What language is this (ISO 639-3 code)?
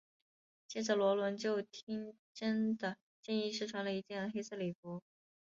zho